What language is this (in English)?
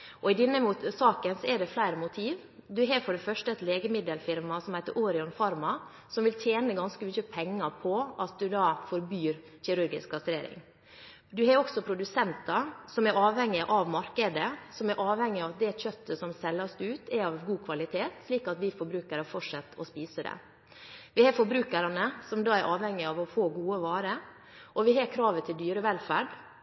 Norwegian Bokmål